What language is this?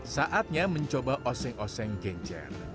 Indonesian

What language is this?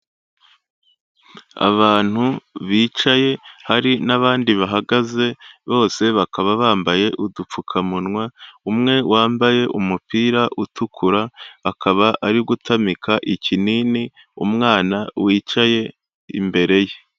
Kinyarwanda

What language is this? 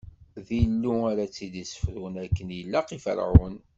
Kabyle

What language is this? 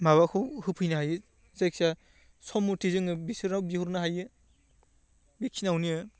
Bodo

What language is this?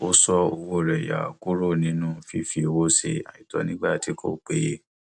Yoruba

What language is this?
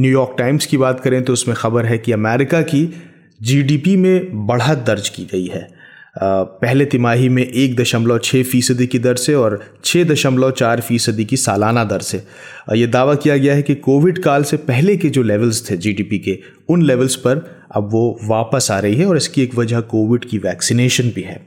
Hindi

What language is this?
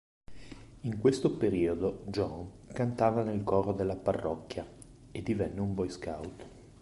Italian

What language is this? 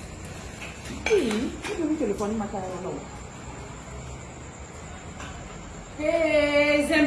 Indonesian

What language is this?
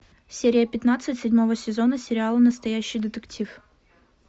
Russian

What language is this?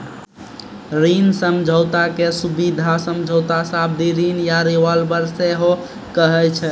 Maithili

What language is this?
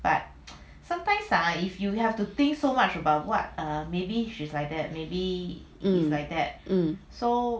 English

